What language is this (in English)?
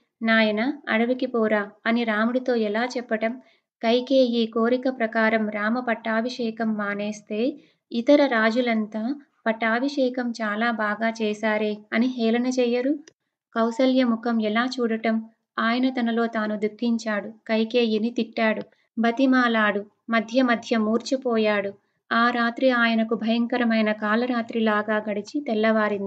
Telugu